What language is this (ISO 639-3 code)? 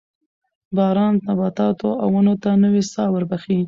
pus